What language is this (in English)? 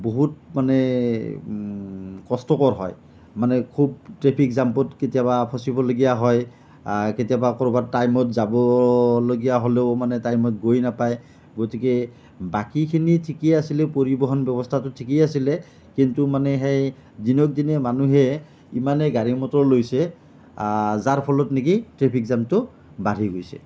Assamese